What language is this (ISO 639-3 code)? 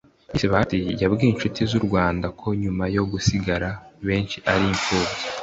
kin